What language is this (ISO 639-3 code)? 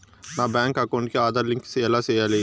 tel